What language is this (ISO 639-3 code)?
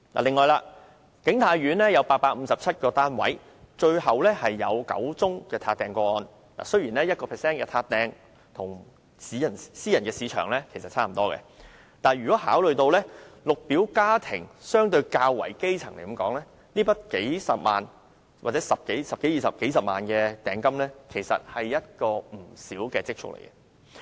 yue